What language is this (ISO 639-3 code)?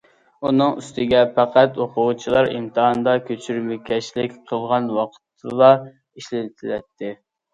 uig